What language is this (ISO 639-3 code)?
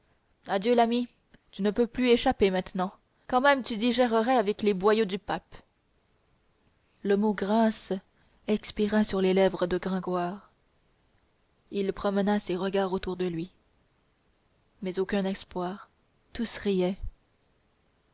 fra